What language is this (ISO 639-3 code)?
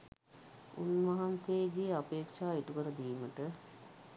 sin